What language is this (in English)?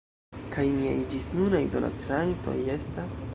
Esperanto